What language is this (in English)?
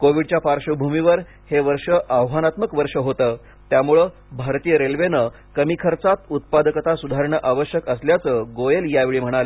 Marathi